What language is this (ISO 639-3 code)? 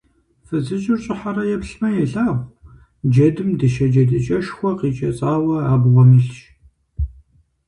kbd